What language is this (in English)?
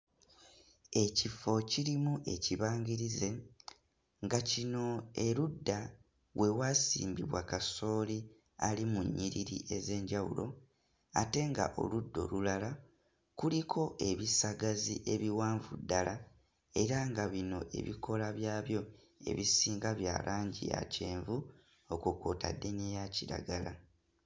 Ganda